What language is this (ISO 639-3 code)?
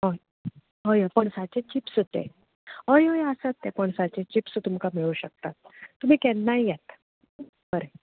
kok